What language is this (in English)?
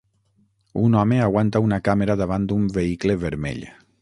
Catalan